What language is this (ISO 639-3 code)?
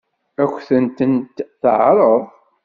kab